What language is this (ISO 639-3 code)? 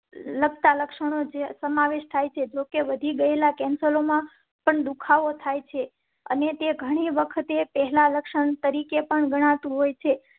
guj